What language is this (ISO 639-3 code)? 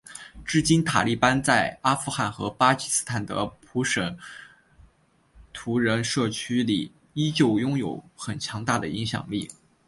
zho